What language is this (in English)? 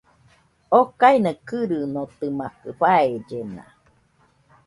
Nüpode Huitoto